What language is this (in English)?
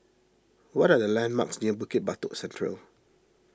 English